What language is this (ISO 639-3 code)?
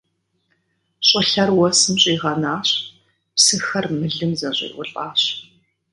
kbd